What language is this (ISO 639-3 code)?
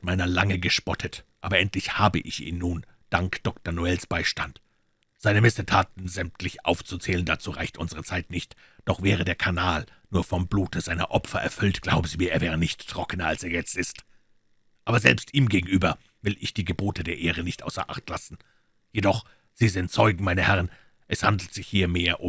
deu